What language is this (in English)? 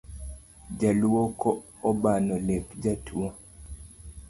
Luo (Kenya and Tanzania)